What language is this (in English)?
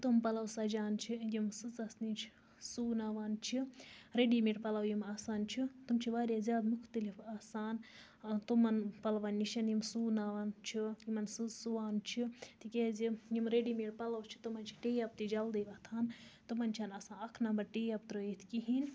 Kashmiri